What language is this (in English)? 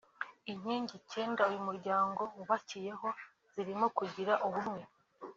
Kinyarwanda